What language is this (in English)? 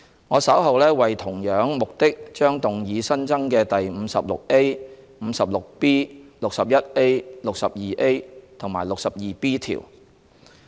Cantonese